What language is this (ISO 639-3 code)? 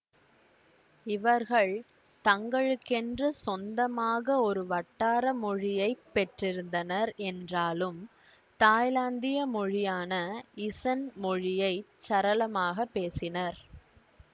tam